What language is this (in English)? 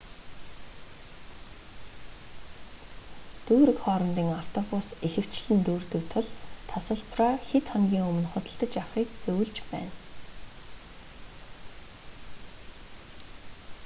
Mongolian